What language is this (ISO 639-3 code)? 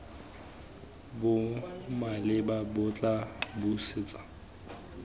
tsn